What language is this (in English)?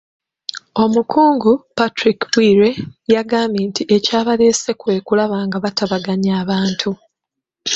Ganda